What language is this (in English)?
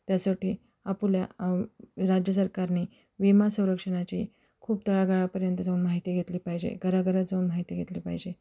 Marathi